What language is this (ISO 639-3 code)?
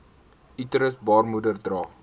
afr